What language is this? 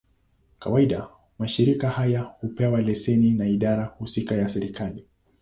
Swahili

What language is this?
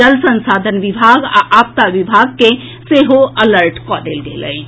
Maithili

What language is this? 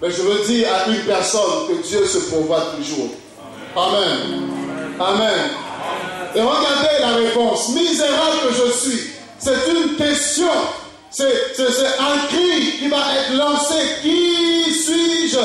French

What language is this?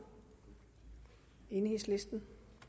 Danish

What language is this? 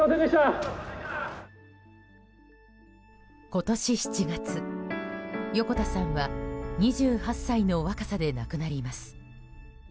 Japanese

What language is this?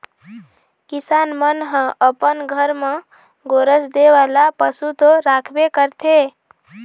Chhattisgarhi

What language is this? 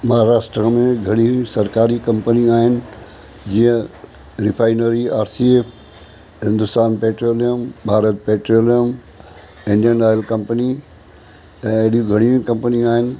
Sindhi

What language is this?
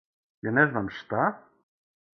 Serbian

